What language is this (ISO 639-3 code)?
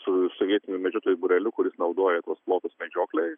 lit